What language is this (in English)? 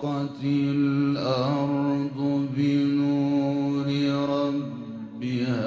Arabic